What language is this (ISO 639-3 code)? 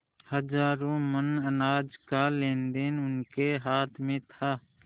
hin